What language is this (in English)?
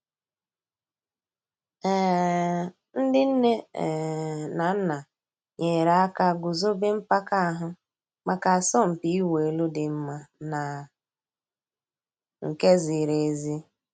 Igbo